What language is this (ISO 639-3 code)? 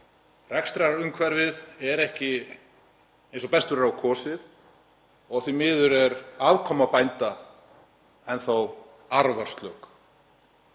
isl